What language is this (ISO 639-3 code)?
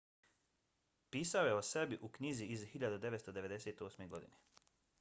bos